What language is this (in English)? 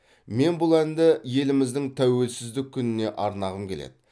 Kazakh